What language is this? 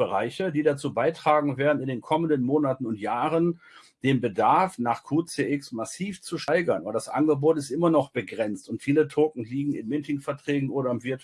German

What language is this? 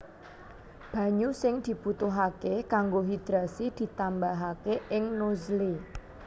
Javanese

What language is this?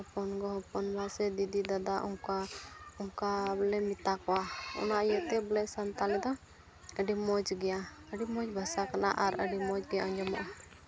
Santali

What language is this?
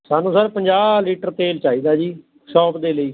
Punjabi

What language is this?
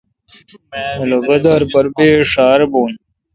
Kalkoti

